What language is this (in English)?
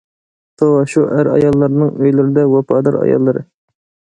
Uyghur